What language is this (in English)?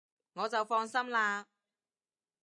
Cantonese